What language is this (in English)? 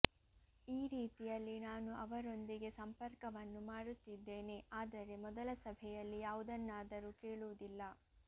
Kannada